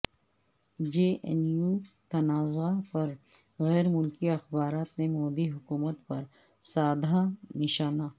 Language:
Urdu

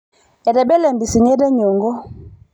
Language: Masai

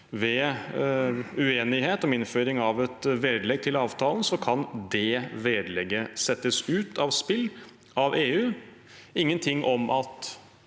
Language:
Norwegian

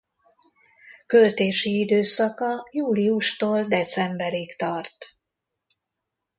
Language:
Hungarian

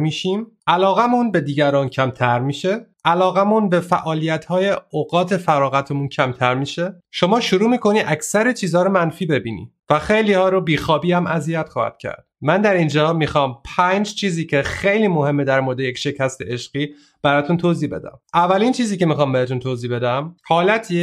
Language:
Persian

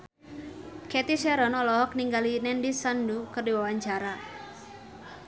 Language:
Sundanese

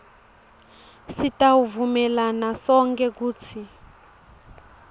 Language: Swati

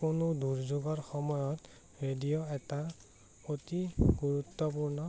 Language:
Assamese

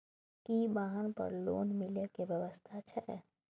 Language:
Maithili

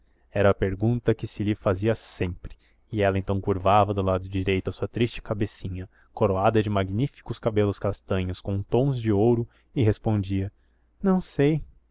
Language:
Portuguese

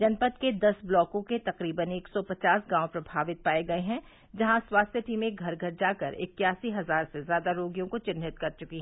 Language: Hindi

